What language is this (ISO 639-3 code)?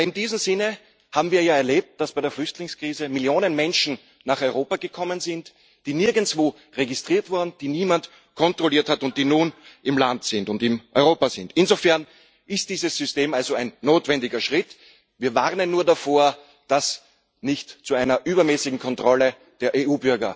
deu